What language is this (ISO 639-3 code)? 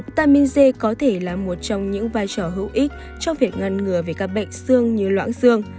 vie